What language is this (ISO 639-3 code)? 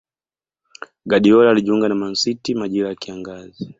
swa